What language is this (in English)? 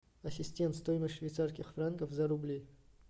Russian